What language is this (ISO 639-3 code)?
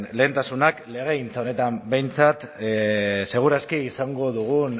eus